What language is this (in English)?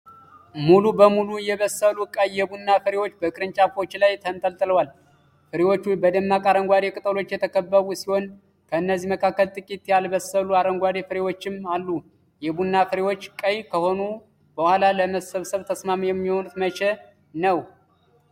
Amharic